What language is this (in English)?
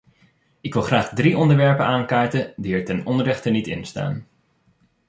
Dutch